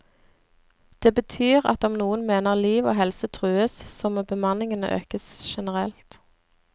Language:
Norwegian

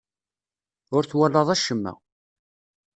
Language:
Kabyle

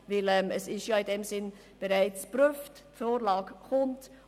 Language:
Swiss German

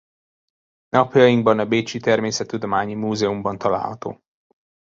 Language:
Hungarian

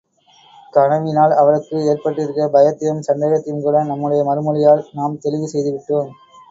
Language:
Tamil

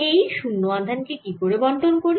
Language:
Bangla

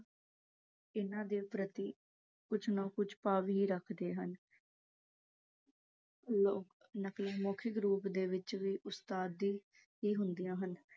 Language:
Punjabi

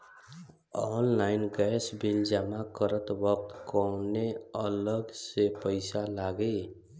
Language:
Bhojpuri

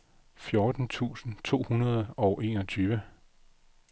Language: Danish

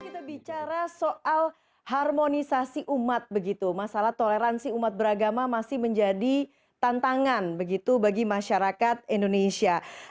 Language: Indonesian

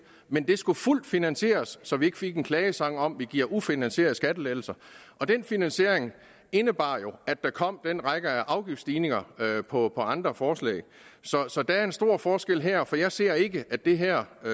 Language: Danish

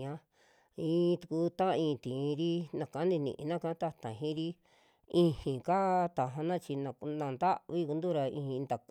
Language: Western Juxtlahuaca Mixtec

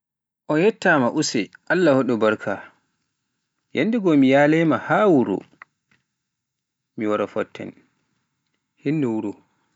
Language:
Pular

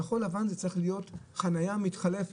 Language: Hebrew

